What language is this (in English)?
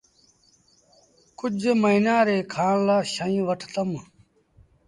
Sindhi Bhil